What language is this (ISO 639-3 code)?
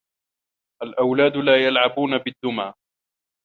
ara